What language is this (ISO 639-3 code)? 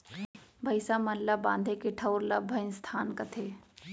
hne